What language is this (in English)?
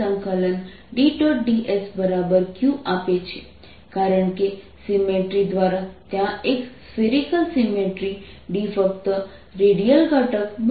Gujarati